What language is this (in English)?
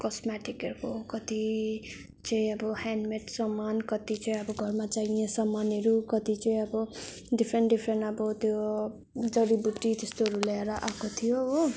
Nepali